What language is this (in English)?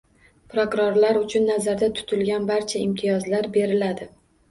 Uzbek